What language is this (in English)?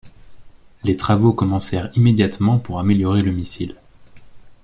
French